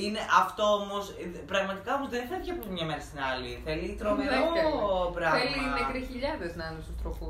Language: Greek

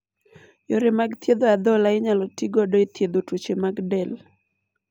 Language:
Luo (Kenya and Tanzania)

